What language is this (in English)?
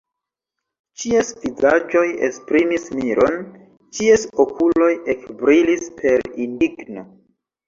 Esperanto